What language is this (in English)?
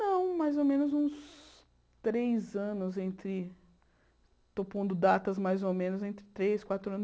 Portuguese